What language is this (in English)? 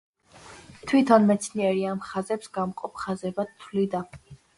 Georgian